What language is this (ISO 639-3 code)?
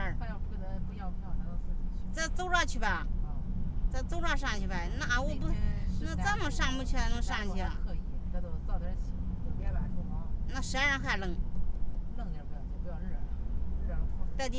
zho